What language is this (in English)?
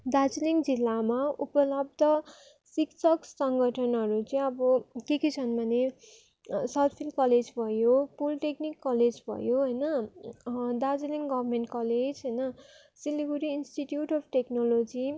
Nepali